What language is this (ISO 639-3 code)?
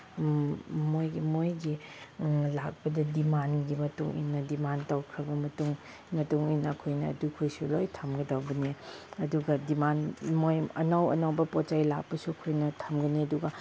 mni